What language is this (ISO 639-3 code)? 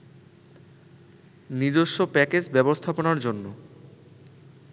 ben